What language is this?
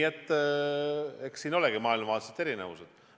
Estonian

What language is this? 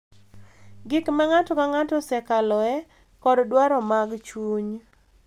Luo (Kenya and Tanzania)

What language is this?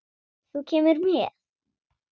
Icelandic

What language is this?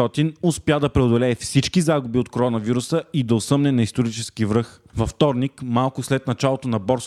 Bulgarian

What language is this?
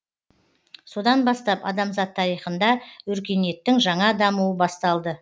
Kazakh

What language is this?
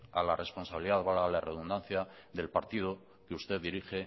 Spanish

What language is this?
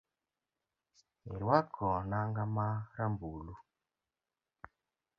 Luo (Kenya and Tanzania)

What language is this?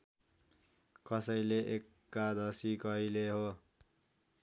Nepali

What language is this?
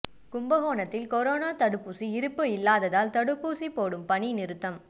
Tamil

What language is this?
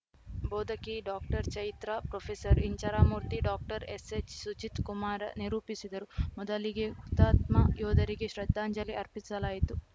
Kannada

